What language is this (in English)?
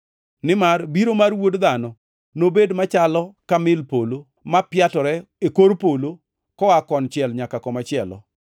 Luo (Kenya and Tanzania)